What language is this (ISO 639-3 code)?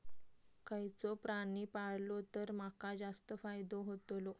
mar